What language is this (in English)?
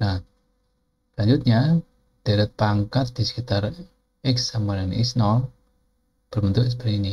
Indonesian